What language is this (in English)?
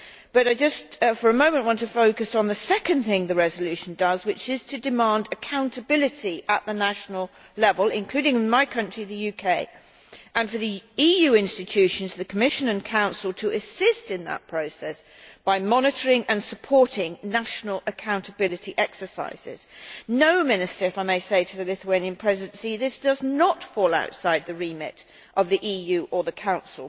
English